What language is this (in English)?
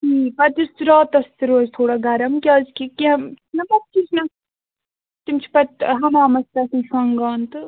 Kashmiri